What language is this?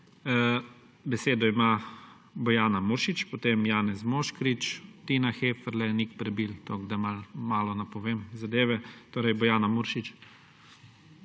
Slovenian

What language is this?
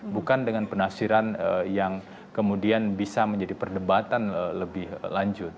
Indonesian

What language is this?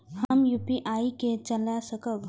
Maithili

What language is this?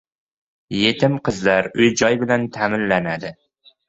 Uzbek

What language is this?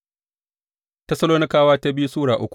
Hausa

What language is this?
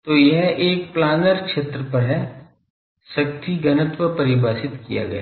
Hindi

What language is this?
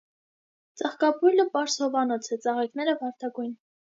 Armenian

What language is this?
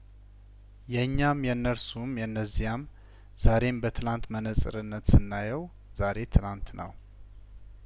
Amharic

